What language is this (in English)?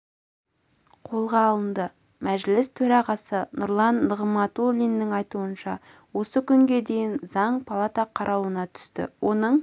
Kazakh